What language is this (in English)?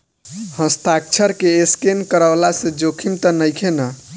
Bhojpuri